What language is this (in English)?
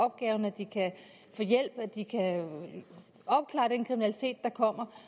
Danish